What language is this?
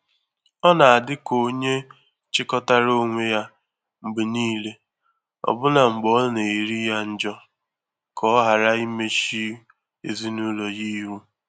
Igbo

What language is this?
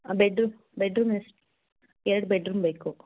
Kannada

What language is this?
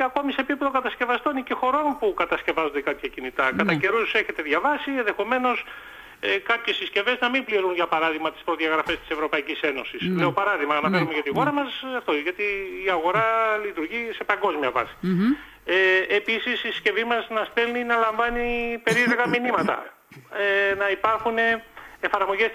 Greek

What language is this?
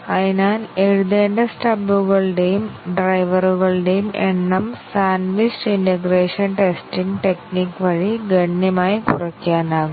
Malayalam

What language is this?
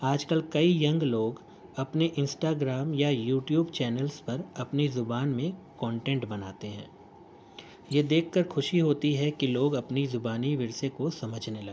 Urdu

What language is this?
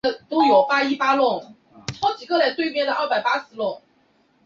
Chinese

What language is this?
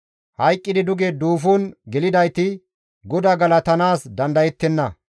Gamo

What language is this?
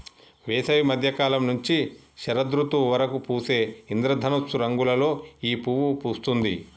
Telugu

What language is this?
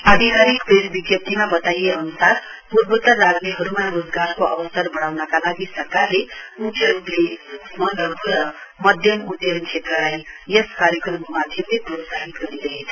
Nepali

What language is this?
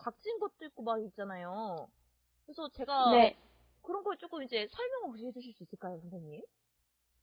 Korean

